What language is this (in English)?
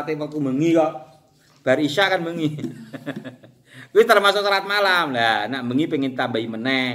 Indonesian